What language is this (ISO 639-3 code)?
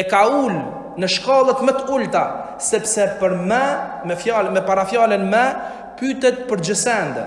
sqi